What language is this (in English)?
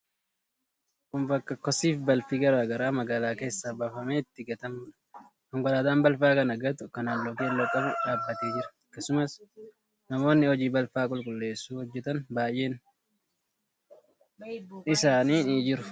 Oromo